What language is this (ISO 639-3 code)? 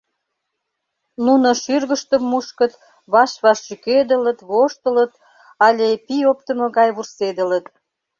chm